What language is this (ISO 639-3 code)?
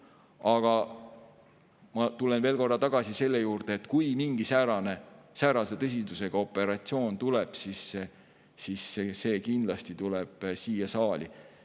est